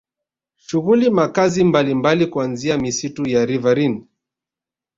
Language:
Swahili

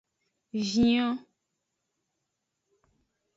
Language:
Aja (Benin)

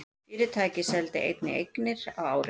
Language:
Icelandic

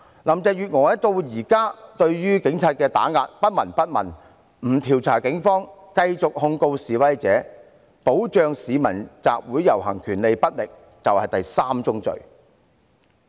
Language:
Cantonese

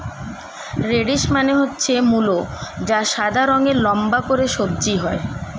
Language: Bangla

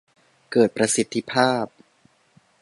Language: Thai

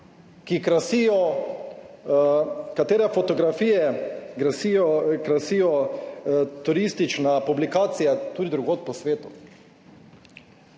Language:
Slovenian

